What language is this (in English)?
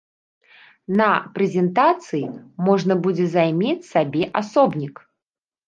Belarusian